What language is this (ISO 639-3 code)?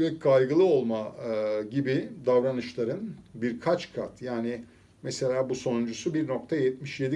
tur